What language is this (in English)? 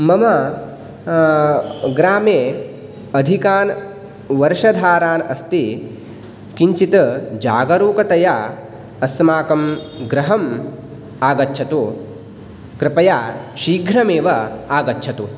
Sanskrit